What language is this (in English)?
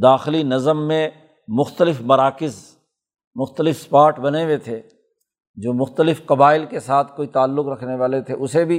Urdu